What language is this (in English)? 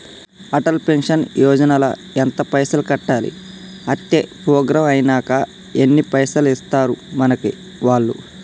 Telugu